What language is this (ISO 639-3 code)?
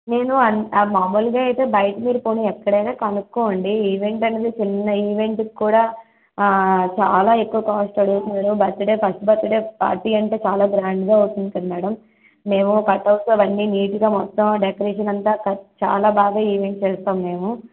tel